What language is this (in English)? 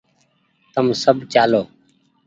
Goaria